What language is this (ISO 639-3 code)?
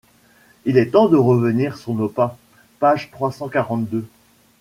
fra